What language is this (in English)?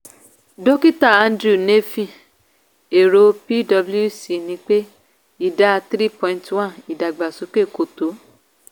Yoruba